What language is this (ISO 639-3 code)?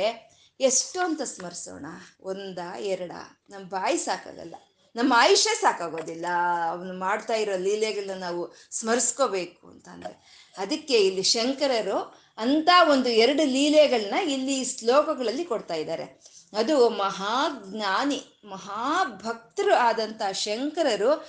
kan